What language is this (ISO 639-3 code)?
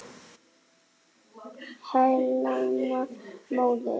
isl